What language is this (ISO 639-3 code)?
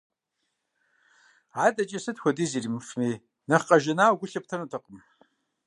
kbd